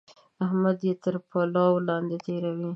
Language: Pashto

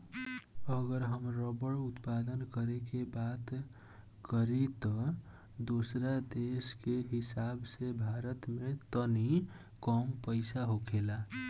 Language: Bhojpuri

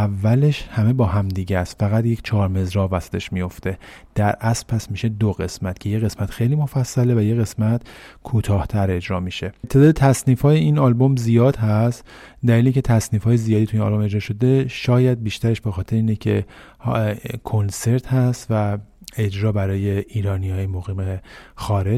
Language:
Persian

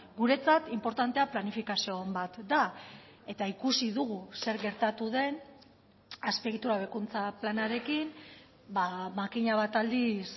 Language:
Basque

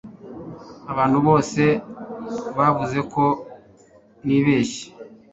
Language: Kinyarwanda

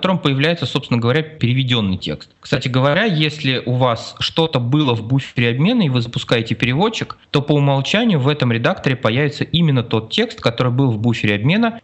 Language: Russian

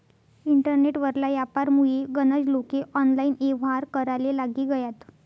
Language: Marathi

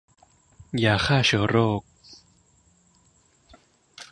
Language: Thai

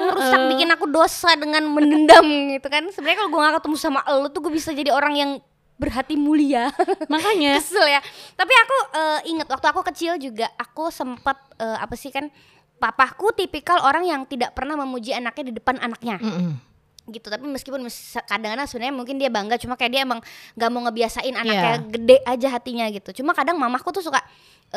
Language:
Indonesian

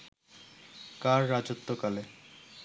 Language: Bangla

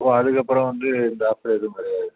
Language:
Tamil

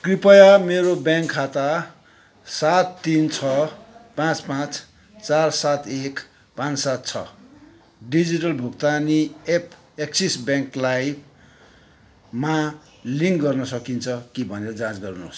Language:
Nepali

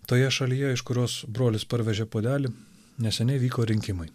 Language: Lithuanian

